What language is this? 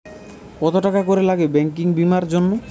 Bangla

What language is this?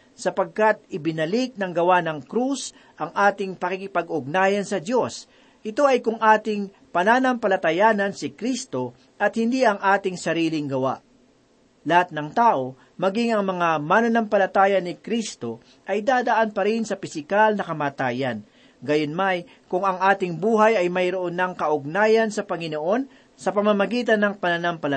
Filipino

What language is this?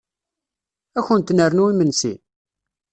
Kabyle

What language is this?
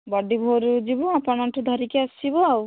Odia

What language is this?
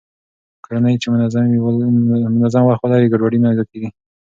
Pashto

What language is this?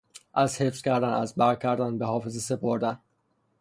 Persian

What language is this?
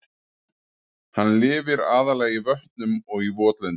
Icelandic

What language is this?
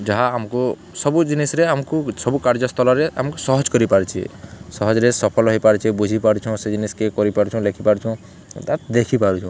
Odia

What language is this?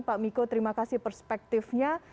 Indonesian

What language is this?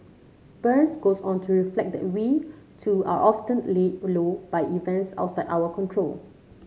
English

